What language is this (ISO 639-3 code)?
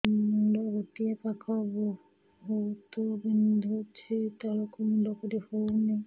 ori